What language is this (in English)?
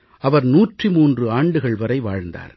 Tamil